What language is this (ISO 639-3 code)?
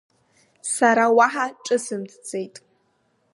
abk